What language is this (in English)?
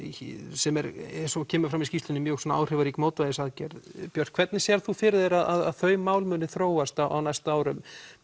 Icelandic